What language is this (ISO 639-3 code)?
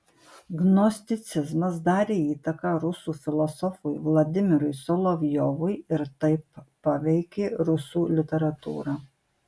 lit